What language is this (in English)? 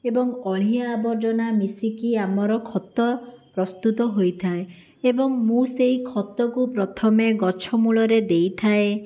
Odia